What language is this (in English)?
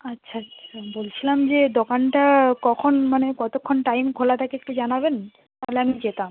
Bangla